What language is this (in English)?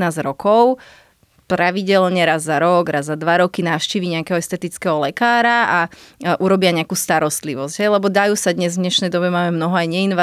Slovak